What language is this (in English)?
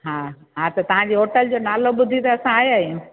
Sindhi